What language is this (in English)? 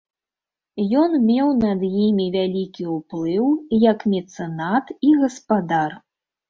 Belarusian